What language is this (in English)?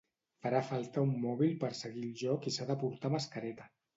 Catalan